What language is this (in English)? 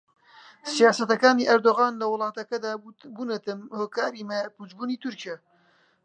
Central Kurdish